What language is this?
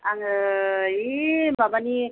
Bodo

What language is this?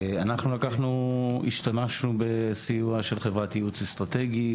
Hebrew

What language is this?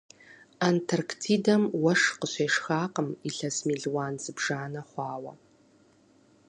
Kabardian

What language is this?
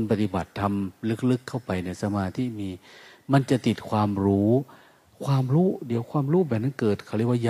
Thai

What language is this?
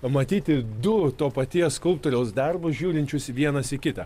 Lithuanian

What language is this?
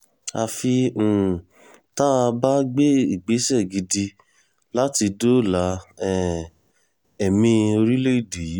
Yoruba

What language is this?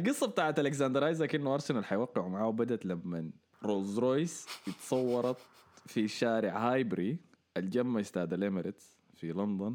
Arabic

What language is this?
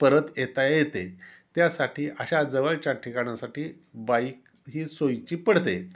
Marathi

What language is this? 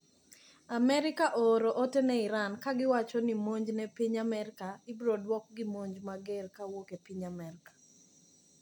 Luo (Kenya and Tanzania)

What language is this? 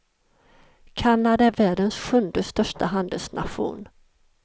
Swedish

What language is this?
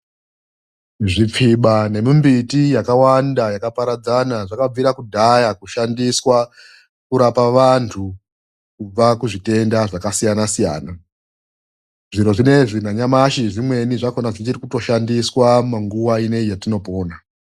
Ndau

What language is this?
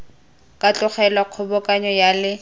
Tswana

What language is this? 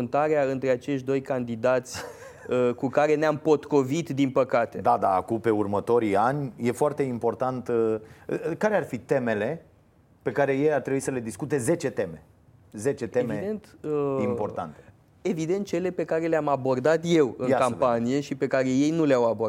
Romanian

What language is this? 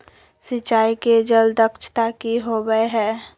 Magahi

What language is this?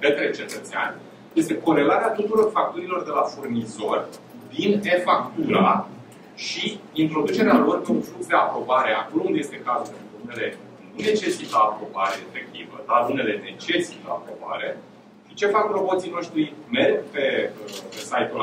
Romanian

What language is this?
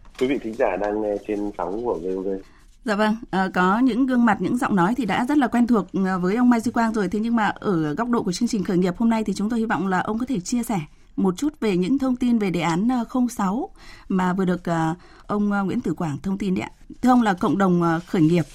Vietnamese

